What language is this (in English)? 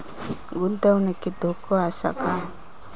Marathi